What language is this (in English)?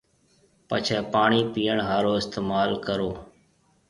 Marwari (Pakistan)